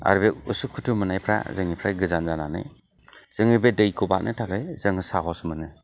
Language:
Bodo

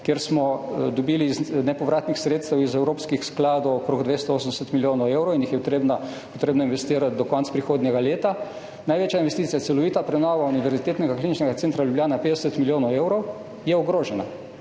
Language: Slovenian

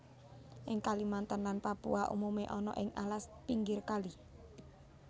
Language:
Javanese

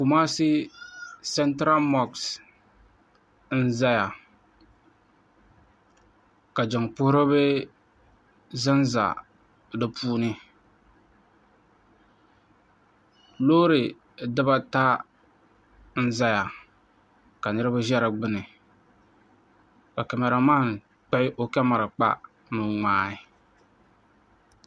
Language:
Dagbani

